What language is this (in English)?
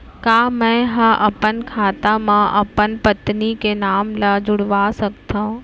Chhattisgarhi